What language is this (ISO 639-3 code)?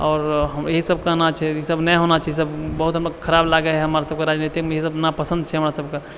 mai